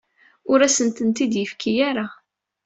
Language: Kabyle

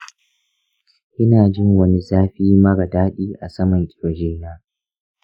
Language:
Hausa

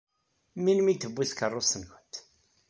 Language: Kabyle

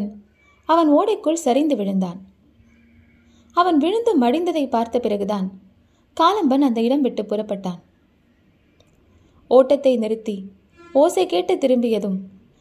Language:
Tamil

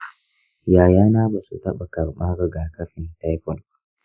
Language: Hausa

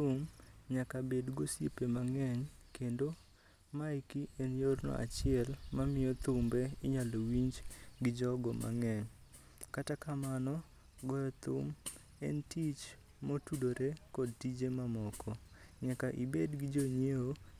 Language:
Luo (Kenya and Tanzania)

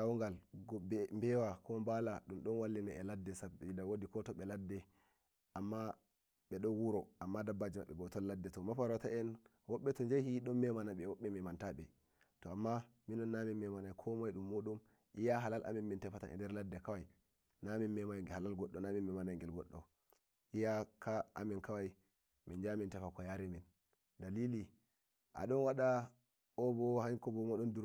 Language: Nigerian Fulfulde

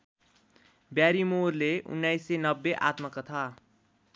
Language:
Nepali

